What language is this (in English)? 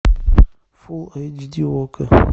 Russian